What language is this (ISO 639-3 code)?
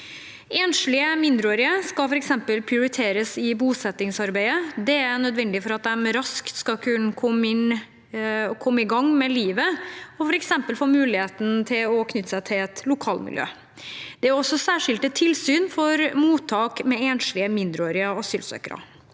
nor